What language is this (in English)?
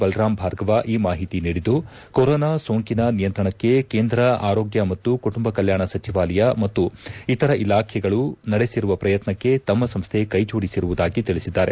Kannada